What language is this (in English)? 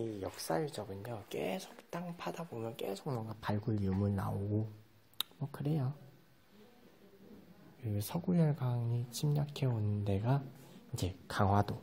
Korean